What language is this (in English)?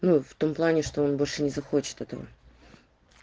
Russian